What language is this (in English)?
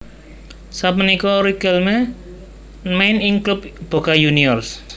Javanese